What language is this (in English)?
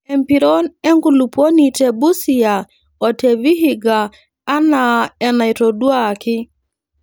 Masai